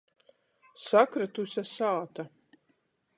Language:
Latgalian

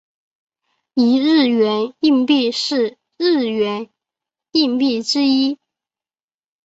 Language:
Chinese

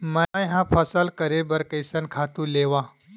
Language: Chhattisgarhi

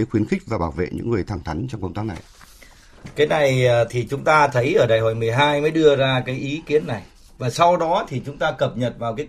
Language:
Vietnamese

